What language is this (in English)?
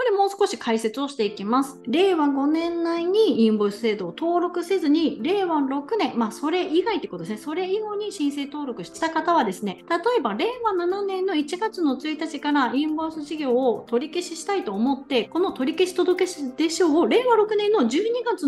Japanese